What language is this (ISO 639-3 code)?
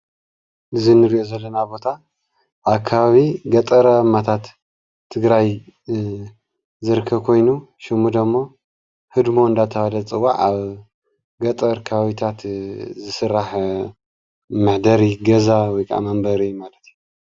tir